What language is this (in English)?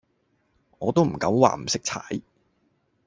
Cantonese